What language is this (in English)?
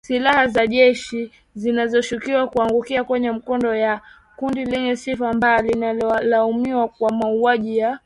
Swahili